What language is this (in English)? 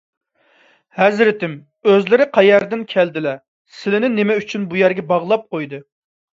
Uyghur